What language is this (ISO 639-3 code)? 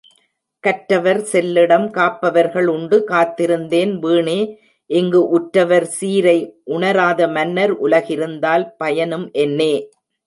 tam